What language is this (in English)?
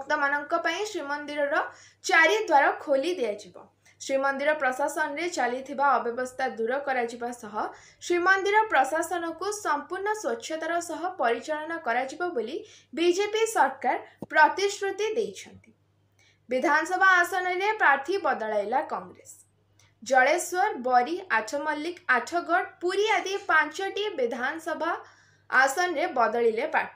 Gujarati